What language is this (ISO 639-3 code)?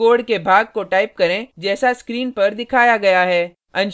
hin